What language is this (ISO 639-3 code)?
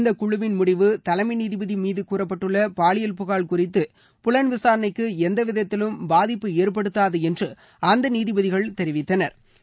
tam